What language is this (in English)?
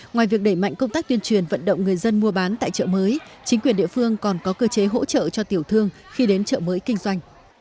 Vietnamese